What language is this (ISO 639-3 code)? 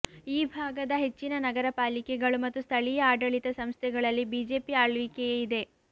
kan